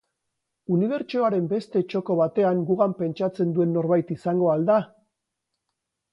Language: Basque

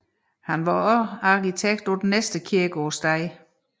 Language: Danish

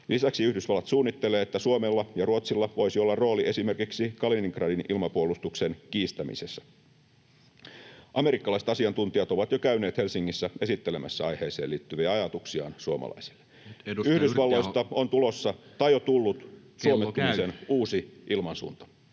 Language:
Finnish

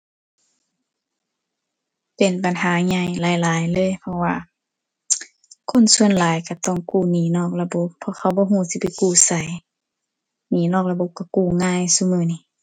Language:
Thai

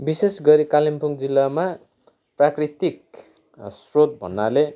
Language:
Nepali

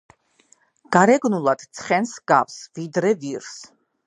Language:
Georgian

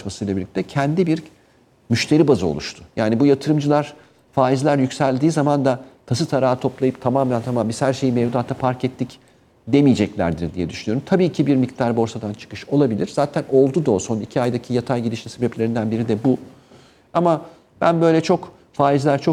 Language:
Turkish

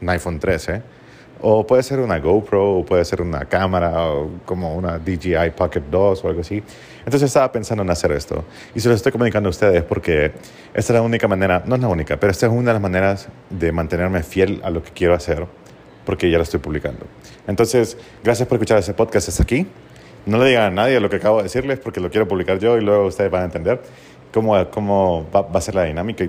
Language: Spanish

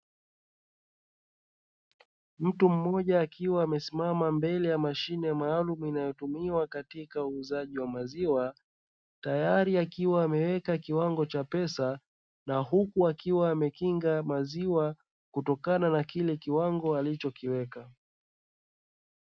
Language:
Swahili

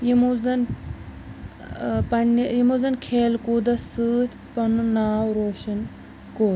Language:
Kashmiri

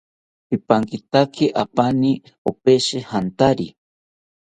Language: South Ucayali Ashéninka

